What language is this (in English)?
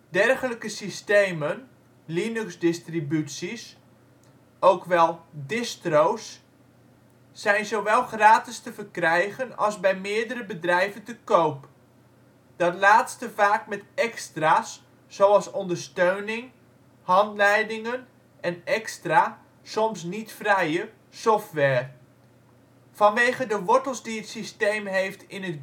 Dutch